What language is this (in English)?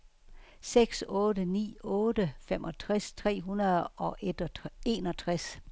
Danish